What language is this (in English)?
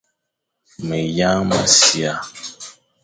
Fang